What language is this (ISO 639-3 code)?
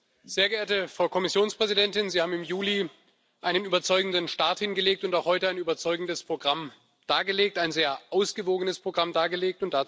deu